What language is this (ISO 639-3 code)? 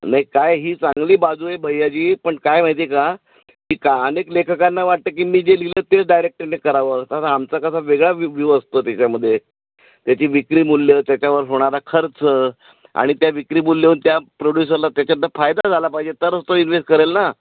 mar